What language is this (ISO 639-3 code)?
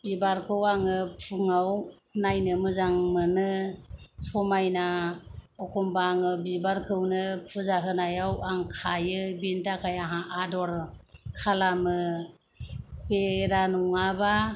brx